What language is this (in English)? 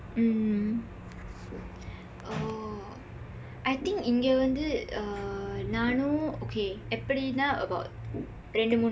English